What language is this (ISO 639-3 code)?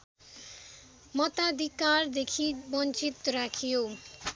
nep